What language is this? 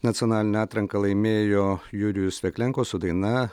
Lithuanian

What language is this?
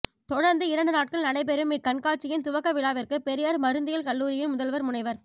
Tamil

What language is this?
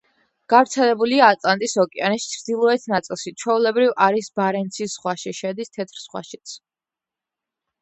Georgian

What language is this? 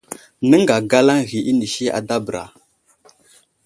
Wuzlam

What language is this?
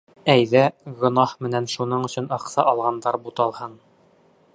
Bashkir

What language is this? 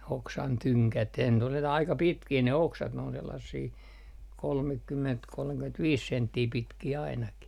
Finnish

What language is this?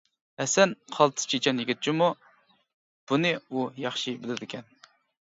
Uyghur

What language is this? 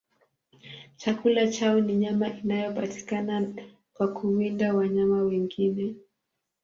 Swahili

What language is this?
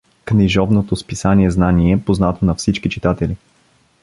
Bulgarian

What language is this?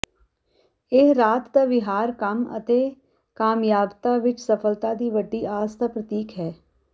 Punjabi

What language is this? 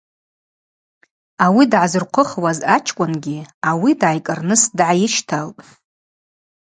Abaza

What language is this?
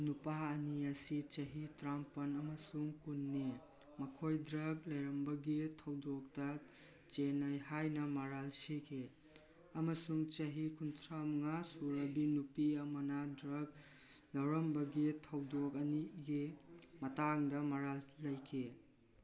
Manipuri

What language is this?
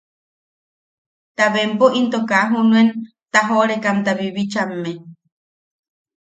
Yaqui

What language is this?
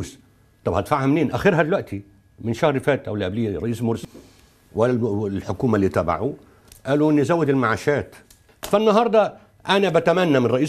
Arabic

